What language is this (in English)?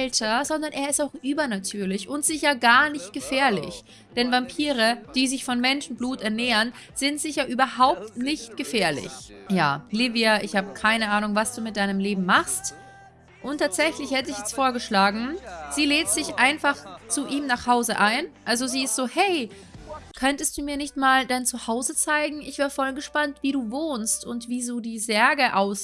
German